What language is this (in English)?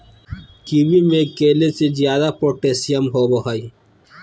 Magahi